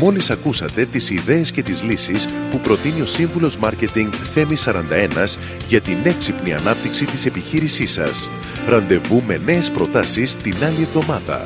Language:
Greek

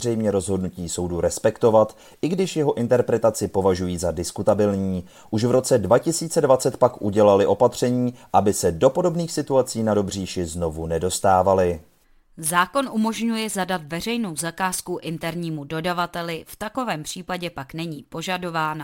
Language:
Czech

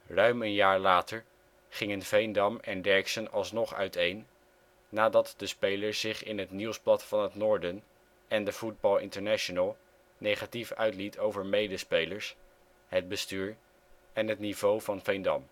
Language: Dutch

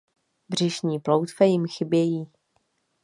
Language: Czech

